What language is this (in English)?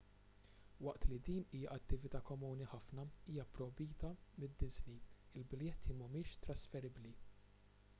Maltese